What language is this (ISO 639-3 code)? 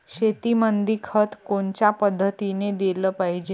mar